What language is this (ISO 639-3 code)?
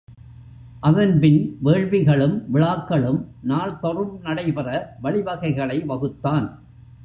tam